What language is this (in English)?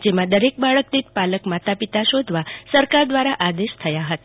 Gujarati